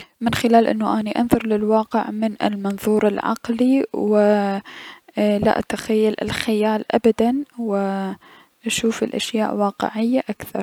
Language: Mesopotamian Arabic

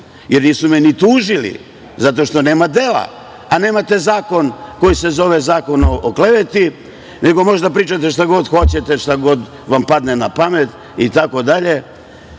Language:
Serbian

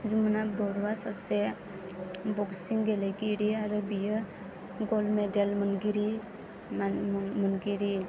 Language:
Bodo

